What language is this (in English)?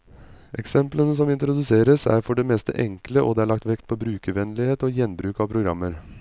Norwegian